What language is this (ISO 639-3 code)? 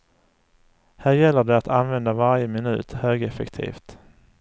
swe